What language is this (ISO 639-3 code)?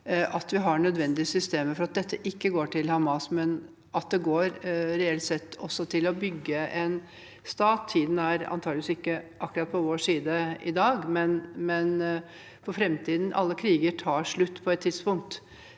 nor